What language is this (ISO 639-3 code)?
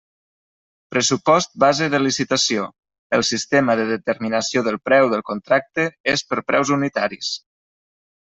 cat